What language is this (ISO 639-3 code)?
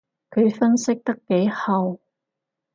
yue